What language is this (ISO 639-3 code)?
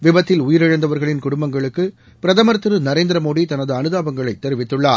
tam